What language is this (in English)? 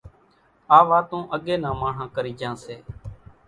Kachi Koli